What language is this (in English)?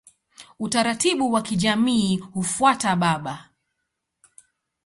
Swahili